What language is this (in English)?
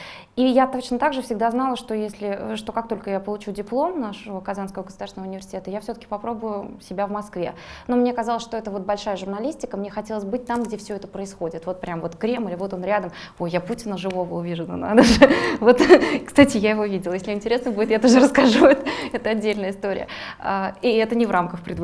Russian